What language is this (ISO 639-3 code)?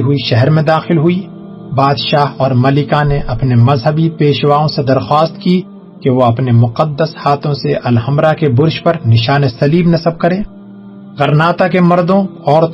urd